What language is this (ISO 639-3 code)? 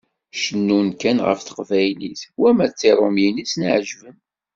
kab